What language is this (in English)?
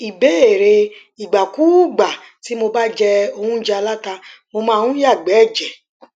Yoruba